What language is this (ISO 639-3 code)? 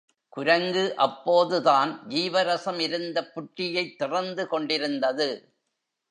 tam